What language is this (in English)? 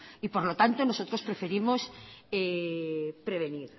Spanish